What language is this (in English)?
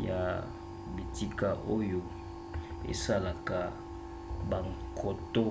Lingala